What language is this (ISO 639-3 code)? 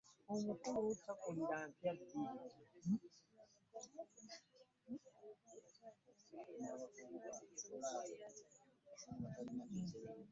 lug